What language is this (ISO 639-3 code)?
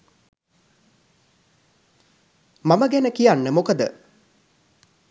sin